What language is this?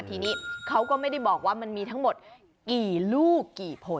Thai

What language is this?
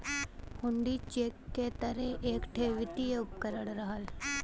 Bhojpuri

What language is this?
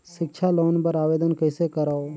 Chhattisgarhi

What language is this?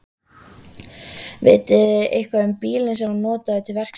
Icelandic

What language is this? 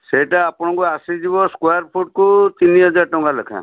Odia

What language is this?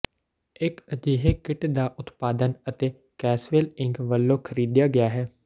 Punjabi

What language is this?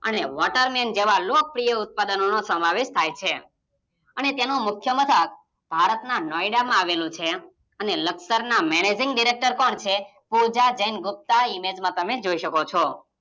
Gujarati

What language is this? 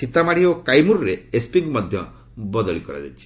Odia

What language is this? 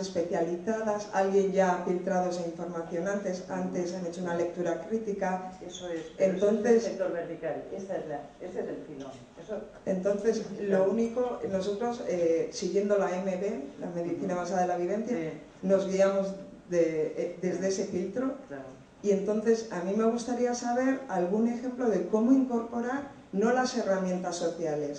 Spanish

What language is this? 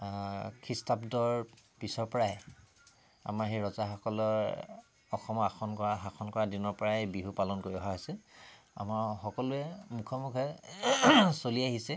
Assamese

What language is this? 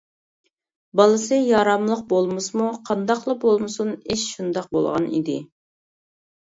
Uyghur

